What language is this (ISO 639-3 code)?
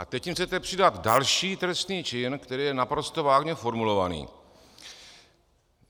ces